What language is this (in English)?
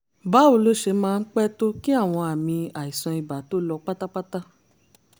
Yoruba